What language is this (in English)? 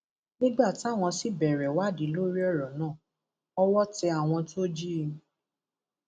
Yoruba